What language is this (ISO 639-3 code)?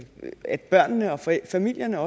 dan